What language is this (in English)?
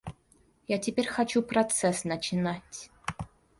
Russian